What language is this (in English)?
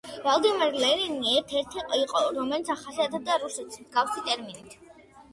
Georgian